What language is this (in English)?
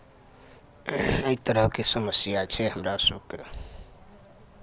Maithili